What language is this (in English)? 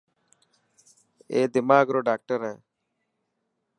Dhatki